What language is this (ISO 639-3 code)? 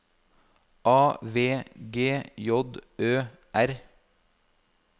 nor